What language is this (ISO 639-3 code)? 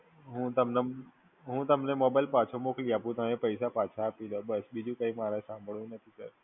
guj